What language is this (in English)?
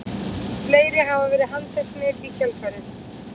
Icelandic